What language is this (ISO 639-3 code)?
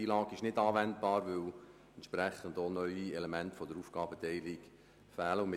gsw